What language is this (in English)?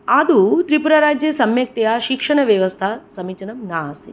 Sanskrit